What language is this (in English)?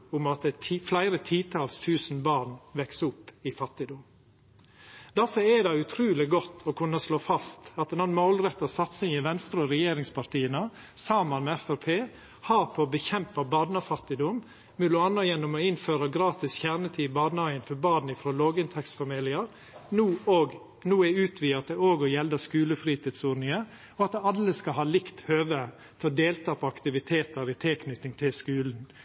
Norwegian Nynorsk